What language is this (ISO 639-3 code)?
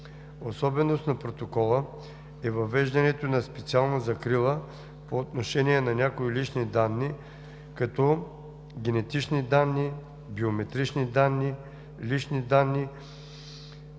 bul